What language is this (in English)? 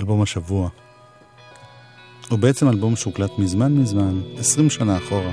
Hebrew